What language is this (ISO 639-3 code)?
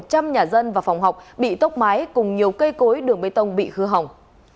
vie